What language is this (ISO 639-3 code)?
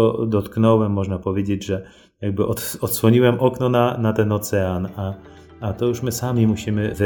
pol